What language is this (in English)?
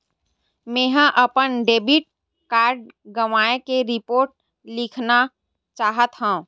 Chhattisgarhi